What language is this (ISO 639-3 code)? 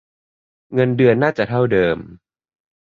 tha